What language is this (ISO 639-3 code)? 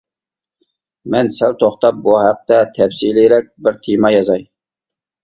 uig